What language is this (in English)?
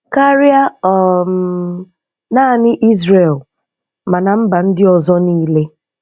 Igbo